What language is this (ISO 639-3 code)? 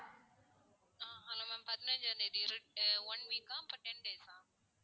tam